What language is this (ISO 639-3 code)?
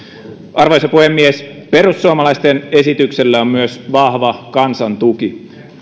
fin